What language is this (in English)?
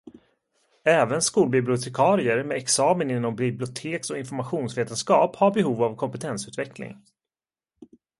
Swedish